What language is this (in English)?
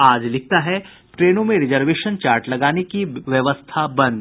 Hindi